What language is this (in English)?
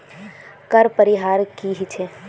Magahi